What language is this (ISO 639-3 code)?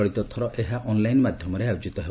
ori